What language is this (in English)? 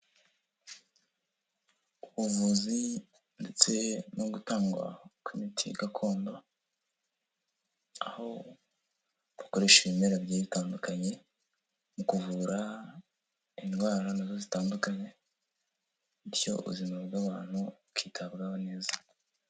Kinyarwanda